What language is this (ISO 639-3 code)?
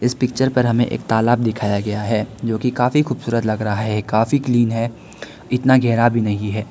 hin